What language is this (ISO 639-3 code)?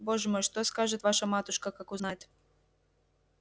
rus